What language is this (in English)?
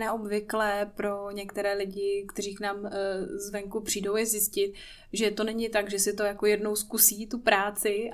Czech